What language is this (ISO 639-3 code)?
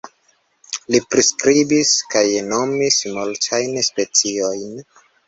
epo